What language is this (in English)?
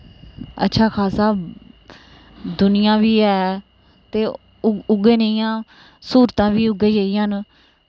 Dogri